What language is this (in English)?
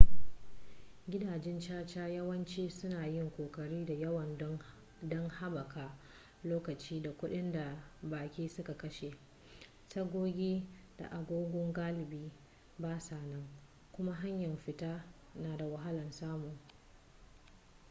Hausa